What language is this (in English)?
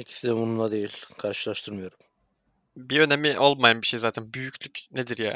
Turkish